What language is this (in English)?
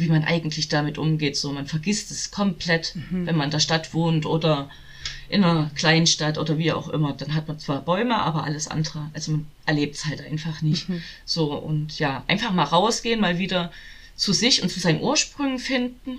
German